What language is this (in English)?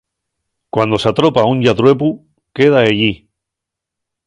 Asturian